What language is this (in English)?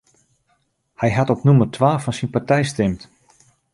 Western Frisian